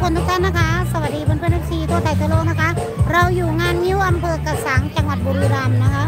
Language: Thai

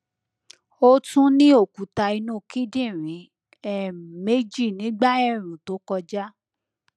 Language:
Yoruba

